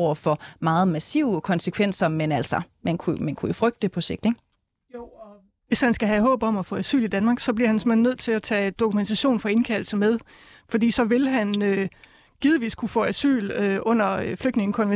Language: Danish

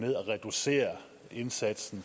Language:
Danish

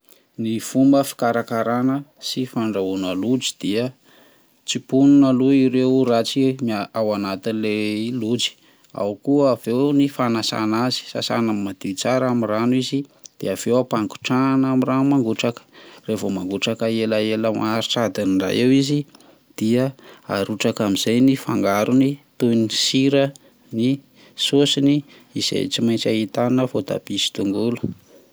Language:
Malagasy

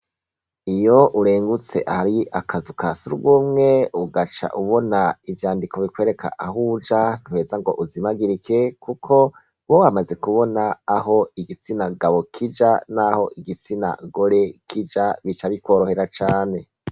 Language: Rundi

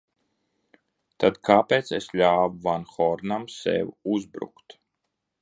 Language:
Latvian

